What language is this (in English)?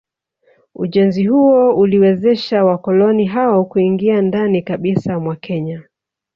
Swahili